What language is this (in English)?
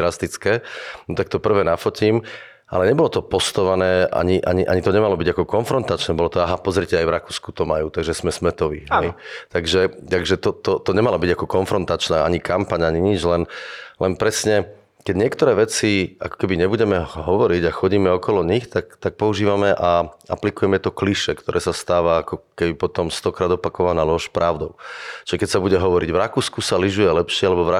Slovak